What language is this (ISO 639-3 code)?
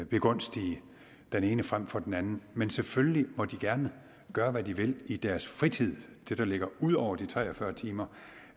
dan